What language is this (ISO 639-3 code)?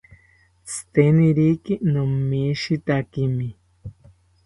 cpy